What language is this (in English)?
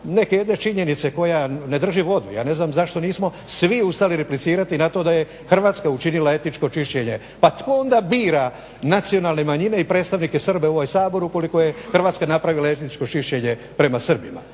Croatian